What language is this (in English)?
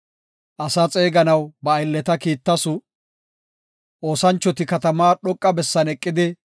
Gofa